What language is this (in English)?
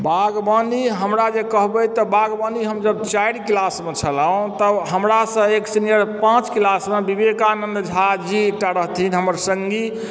Maithili